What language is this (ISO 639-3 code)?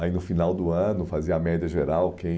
por